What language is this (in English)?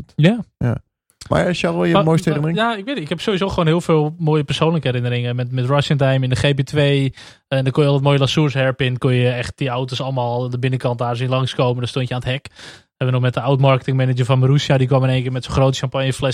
Dutch